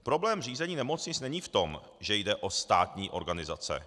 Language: Czech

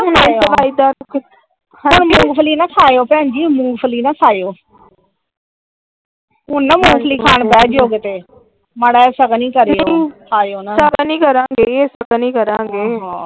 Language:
Punjabi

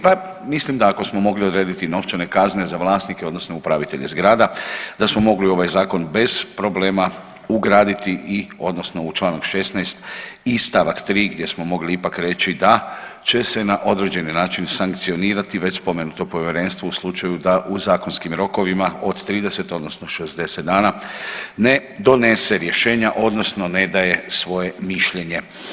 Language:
Croatian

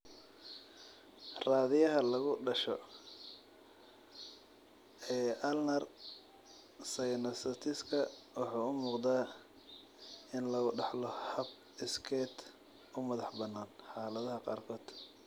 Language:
Somali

